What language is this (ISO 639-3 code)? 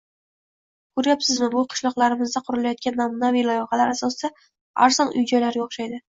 uzb